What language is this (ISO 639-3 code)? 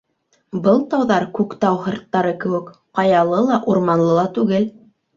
bak